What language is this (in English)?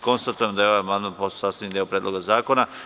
Serbian